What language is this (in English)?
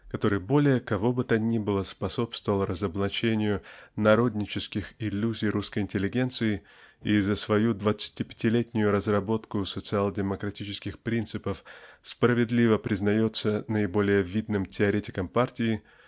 Russian